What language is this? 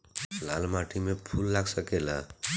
Bhojpuri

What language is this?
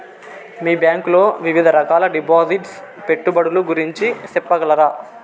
Telugu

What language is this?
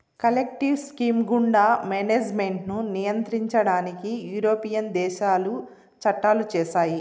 Telugu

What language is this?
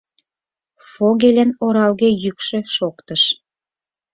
Mari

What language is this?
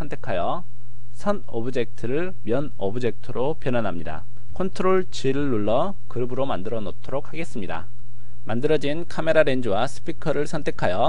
Korean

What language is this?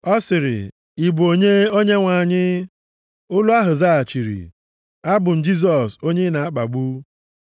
Igbo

